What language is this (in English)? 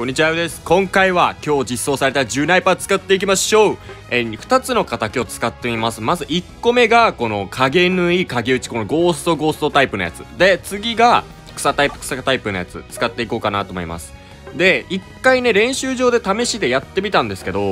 Japanese